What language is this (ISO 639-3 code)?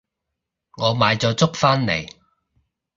yue